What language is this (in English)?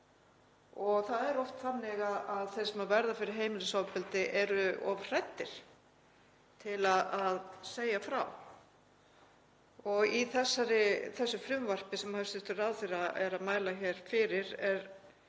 Icelandic